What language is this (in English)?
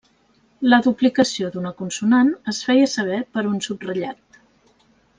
Catalan